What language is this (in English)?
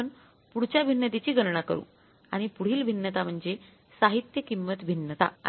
Marathi